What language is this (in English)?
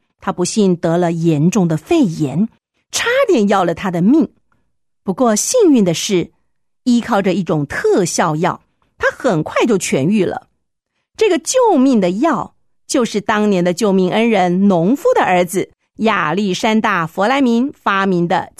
Chinese